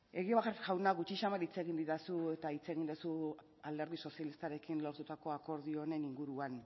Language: Basque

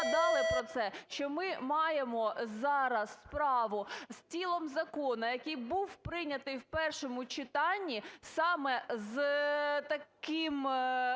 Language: Ukrainian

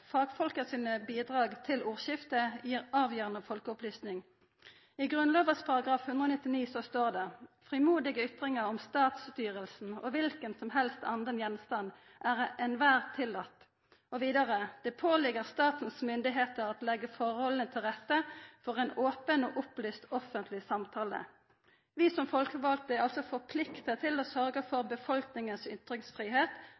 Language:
Norwegian Nynorsk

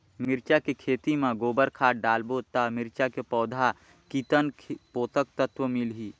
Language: Chhattisgarhi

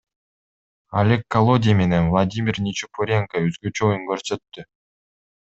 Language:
Kyrgyz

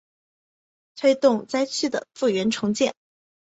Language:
Chinese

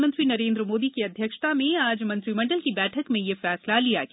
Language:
Hindi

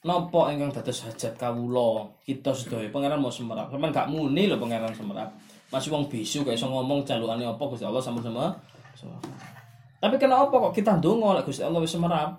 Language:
Malay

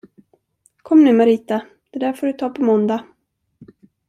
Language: Swedish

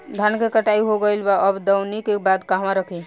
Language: Bhojpuri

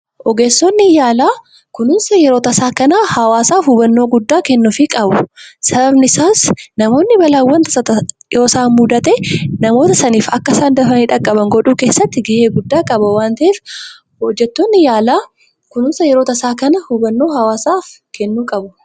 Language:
Oromo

